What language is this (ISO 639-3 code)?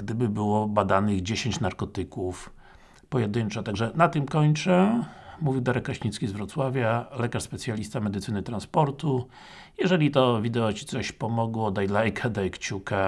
pol